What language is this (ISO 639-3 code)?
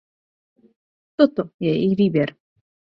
ces